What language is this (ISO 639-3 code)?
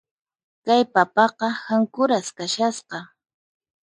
qxp